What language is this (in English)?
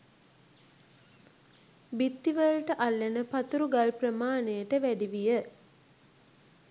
Sinhala